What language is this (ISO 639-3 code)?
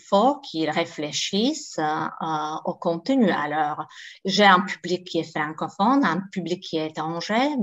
fra